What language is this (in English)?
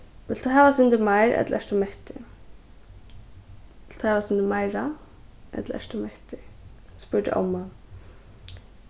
Faroese